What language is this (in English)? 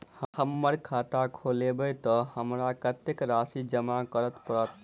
Maithili